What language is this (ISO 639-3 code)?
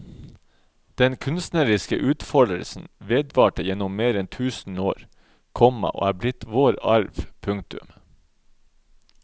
nor